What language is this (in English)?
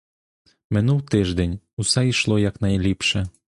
Ukrainian